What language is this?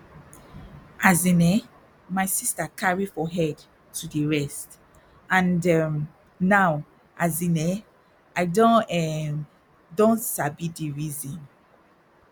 Nigerian Pidgin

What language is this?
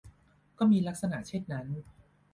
Thai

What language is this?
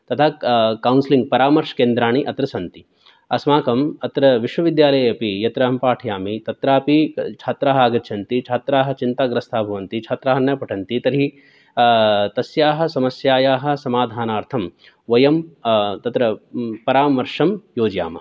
Sanskrit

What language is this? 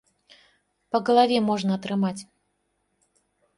Belarusian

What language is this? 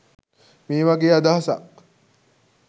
Sinhala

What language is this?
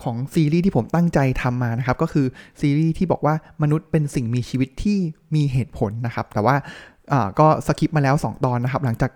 Thai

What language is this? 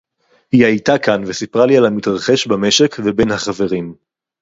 Hebrew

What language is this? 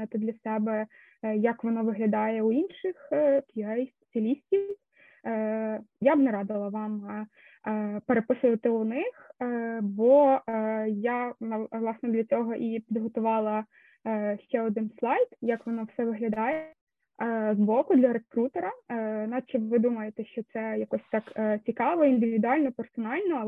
Ukrainian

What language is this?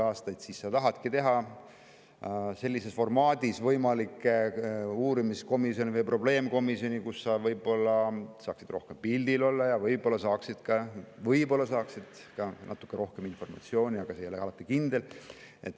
Estonian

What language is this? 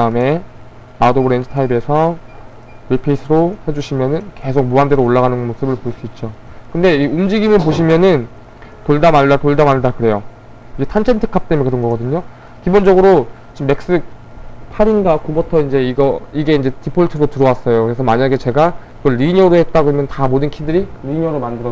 Korean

